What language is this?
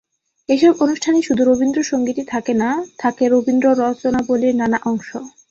Bangla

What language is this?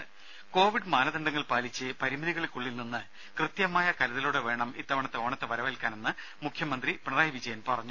Malayalam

